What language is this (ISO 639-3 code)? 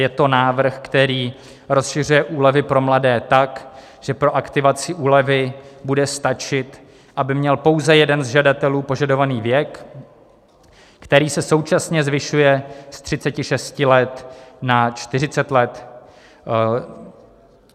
ces